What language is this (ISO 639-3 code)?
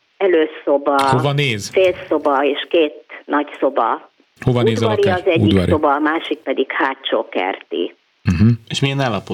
hun